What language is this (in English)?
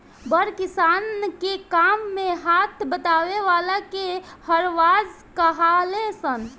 Bhojpuri